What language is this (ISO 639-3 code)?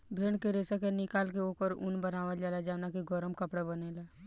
bho